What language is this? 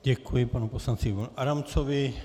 Czech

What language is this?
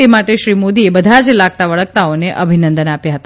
Gujarati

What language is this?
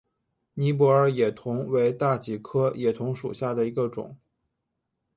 Chinese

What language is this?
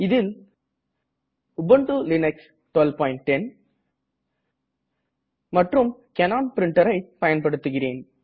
Tamil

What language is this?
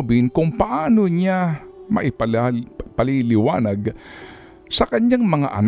Filipino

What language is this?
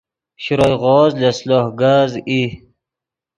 Yidgha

